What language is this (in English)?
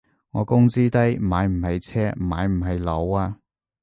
Cantonese